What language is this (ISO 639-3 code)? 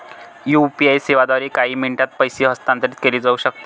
mar